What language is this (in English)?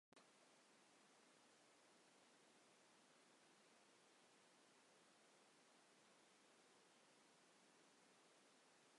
Kurdish